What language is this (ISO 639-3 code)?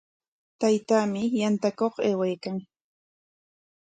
qwa